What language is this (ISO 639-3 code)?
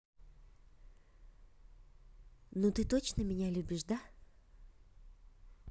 rus